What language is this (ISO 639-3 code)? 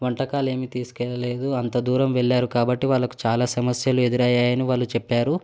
tel